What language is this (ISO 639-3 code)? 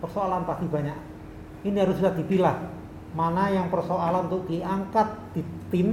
ind